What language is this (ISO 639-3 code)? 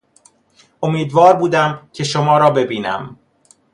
fas